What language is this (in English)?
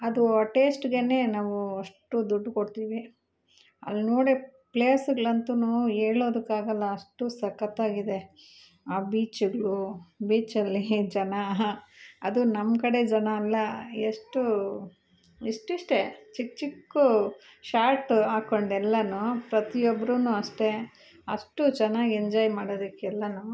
Kannada